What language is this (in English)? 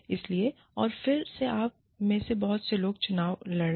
Hindi